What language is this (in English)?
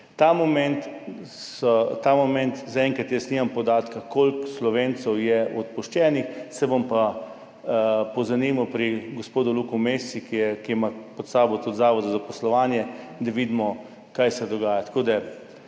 Slovenian